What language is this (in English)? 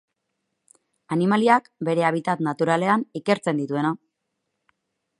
Basque